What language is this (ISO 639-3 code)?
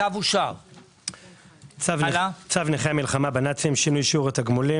heb